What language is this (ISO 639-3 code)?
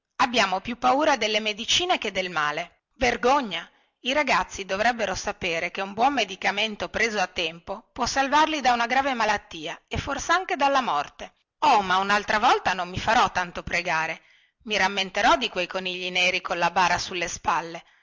ita